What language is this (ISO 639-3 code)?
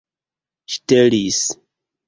epo